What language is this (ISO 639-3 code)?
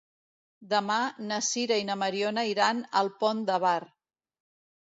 cat